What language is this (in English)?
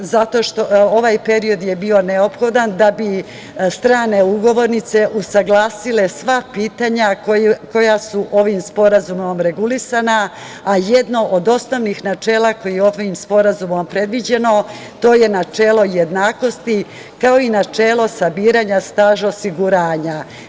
Serbian